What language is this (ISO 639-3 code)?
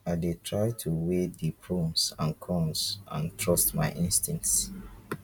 pcm